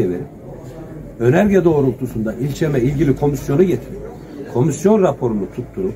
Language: Turkish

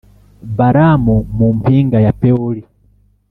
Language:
Kinyarwanda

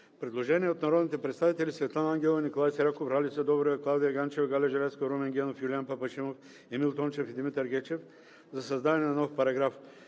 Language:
Bulgarian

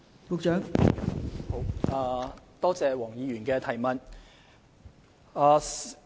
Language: Cantonese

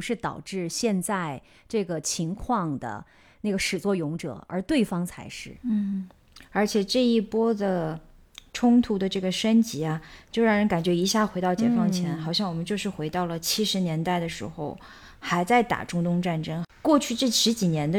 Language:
Chinese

